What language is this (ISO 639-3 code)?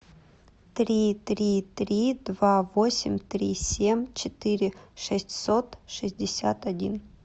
rus